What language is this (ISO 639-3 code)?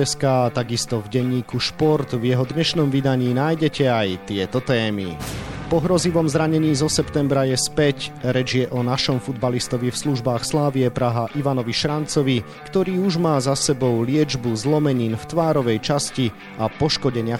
slk